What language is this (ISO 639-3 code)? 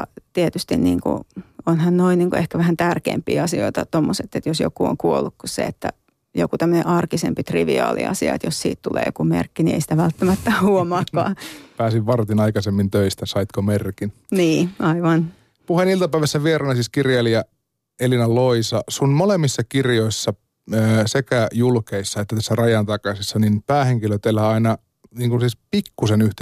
fin